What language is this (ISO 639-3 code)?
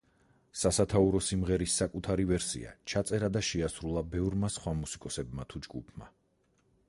kat